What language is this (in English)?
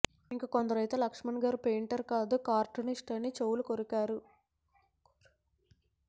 Telugu